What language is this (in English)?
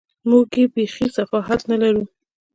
Pashto